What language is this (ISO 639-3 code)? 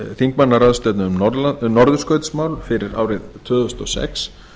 isl